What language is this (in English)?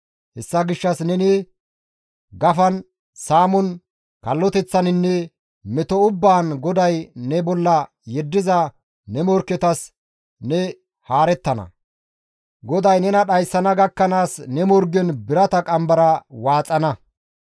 Gamo